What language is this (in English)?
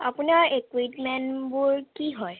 Assamese